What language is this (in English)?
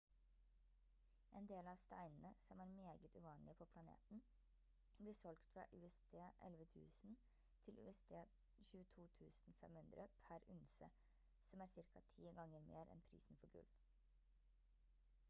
Norwegian Bokmål